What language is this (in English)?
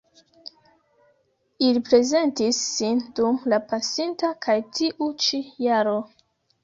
Esperanto